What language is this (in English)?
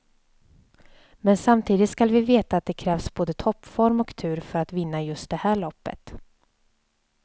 Swedish